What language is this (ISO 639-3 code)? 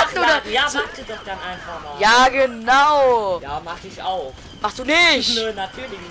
deu